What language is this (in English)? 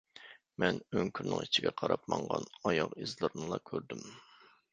Uyghur